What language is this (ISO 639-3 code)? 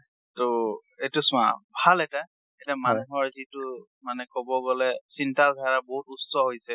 asm